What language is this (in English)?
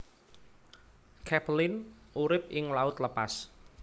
Javanese